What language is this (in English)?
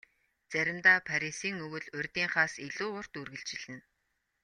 Mongolian